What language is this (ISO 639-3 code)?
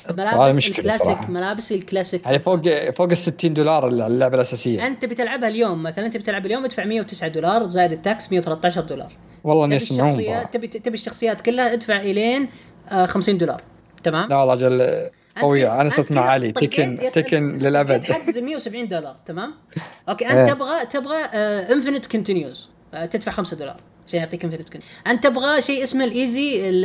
ara